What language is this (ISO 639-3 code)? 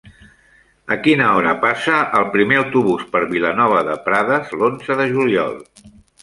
cat